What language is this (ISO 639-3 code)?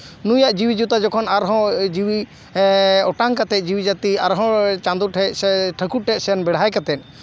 sat